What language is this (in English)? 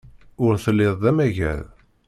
Kabyle